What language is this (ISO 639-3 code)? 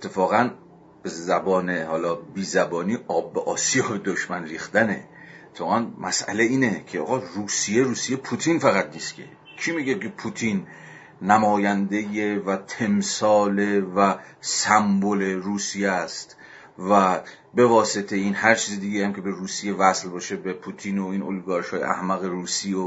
fas